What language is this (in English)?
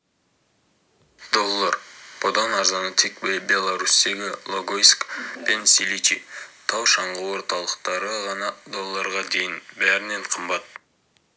Kazakh